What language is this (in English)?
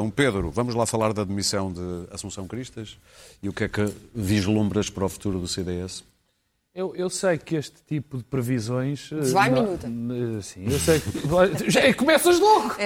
Portuguese